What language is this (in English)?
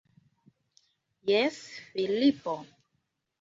Esperanto